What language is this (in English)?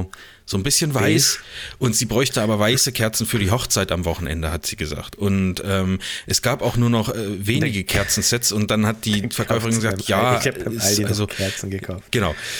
German